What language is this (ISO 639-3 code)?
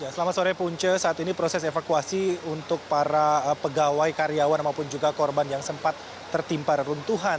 ind